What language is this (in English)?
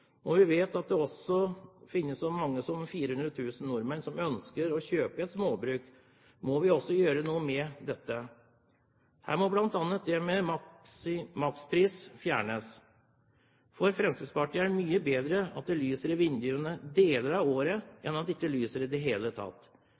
Norwegian Bokmål